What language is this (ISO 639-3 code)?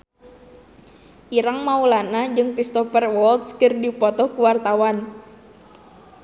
sun